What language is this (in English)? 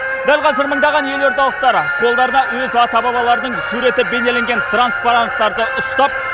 Kazakh